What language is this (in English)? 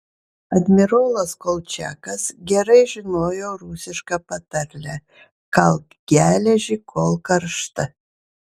Lithuanian